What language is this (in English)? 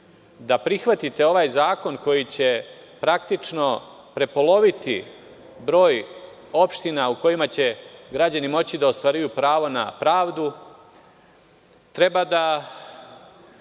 Serbian